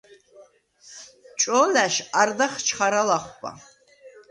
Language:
Svan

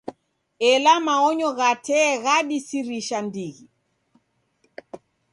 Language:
Taita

